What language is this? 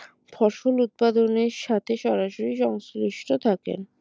Bangla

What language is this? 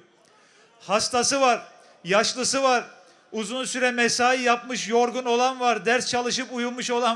Turkish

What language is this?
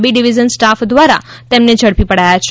Gujarati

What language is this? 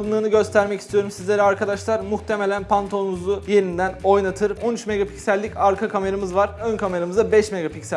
Turkish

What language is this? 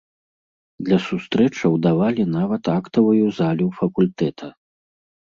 Belarusian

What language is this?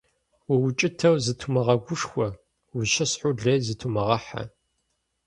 Kabardian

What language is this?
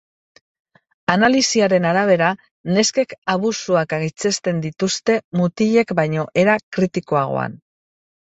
Basque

